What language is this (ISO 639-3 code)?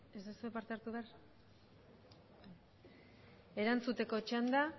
eus